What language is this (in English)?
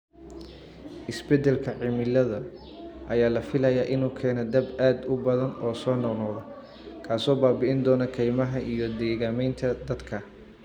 Somali